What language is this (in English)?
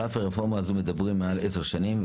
Hebrew